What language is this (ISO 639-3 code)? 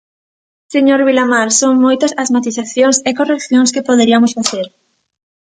glg